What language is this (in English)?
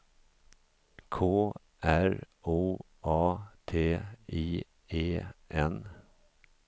Swedish